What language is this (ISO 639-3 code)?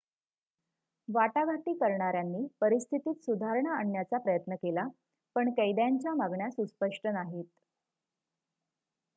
mar